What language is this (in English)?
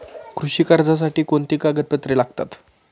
Marathi